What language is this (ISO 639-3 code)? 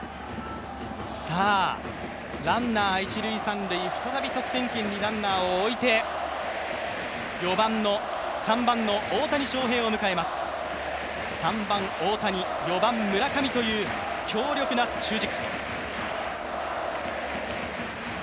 jpn